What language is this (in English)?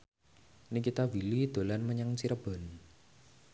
Javanese